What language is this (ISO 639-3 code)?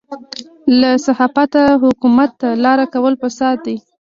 pus